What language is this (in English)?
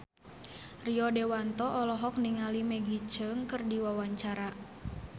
Sundanese